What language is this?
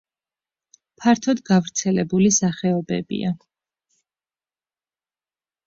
Georgian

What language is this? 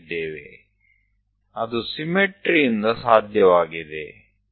Gujarati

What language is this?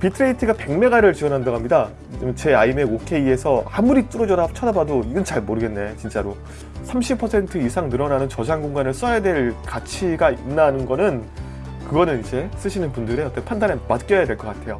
Korean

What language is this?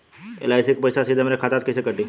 Bhojpuri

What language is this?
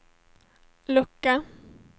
Swedish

